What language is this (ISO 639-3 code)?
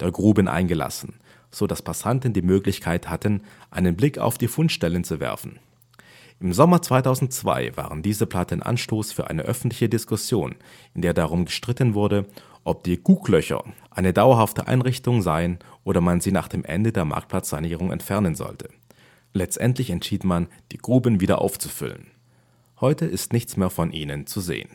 deu